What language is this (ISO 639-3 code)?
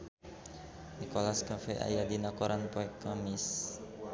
sun